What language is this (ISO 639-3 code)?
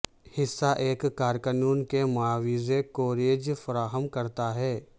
urd